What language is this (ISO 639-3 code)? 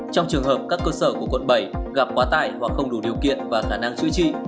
vie